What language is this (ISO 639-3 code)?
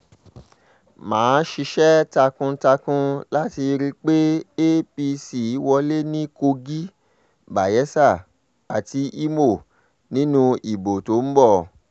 yor